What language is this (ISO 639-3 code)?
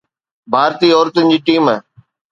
snd